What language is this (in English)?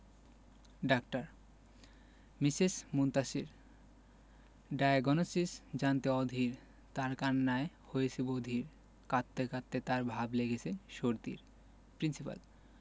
Bangla